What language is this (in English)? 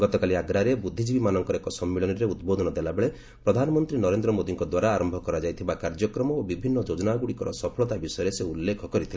Odia